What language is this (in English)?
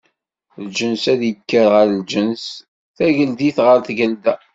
Kabyle